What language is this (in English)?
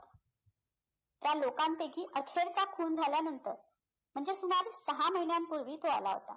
Marathi